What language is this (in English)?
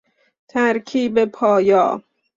Persian